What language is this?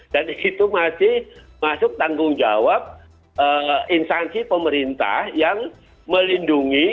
Indonesian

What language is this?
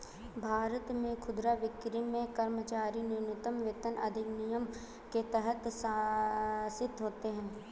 Hindi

